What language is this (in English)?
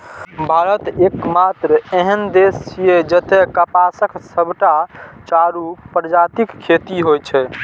Maithili